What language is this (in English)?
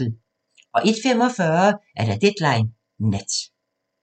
Danish